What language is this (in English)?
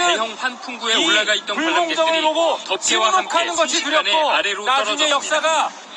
Korean